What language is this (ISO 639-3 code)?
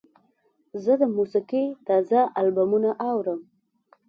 pus